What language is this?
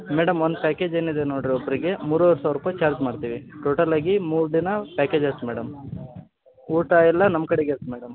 Kannada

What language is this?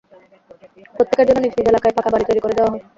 Bangla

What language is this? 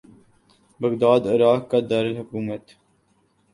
Urdu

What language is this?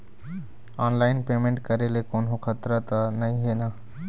Chhattisgarhi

